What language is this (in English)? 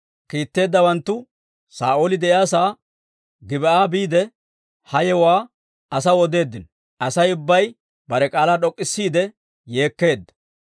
Dawro